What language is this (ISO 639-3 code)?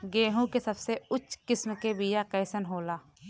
bho